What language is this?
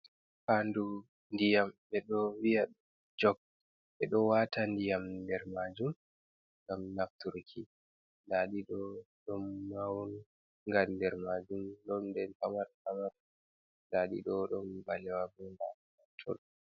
Fula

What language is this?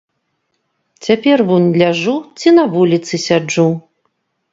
Belarusian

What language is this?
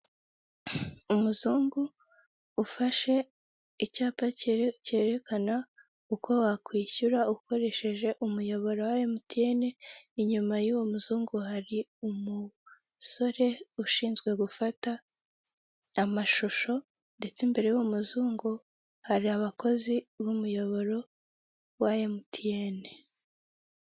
Kinyarwanda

